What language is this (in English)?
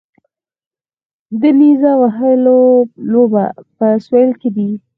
Pashto